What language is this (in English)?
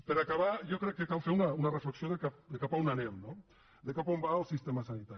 Catalan